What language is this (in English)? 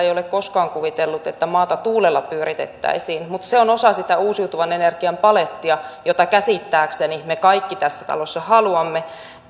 Finnish